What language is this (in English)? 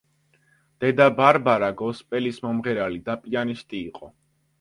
Georgian